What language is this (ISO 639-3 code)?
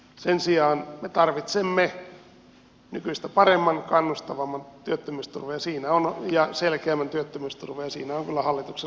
fin